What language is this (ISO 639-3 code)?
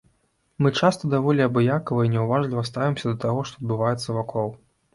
bel